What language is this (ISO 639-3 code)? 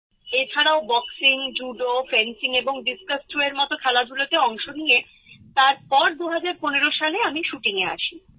ben